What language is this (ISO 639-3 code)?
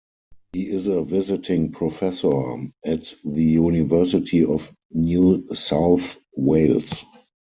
eng